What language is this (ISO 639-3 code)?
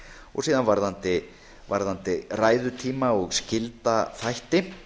isl